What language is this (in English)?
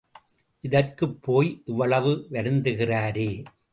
Tamil